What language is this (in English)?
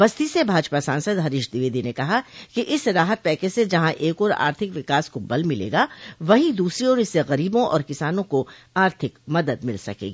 Hindi